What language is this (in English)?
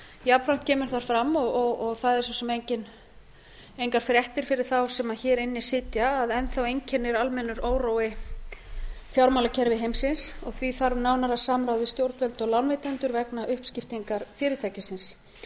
Icelandic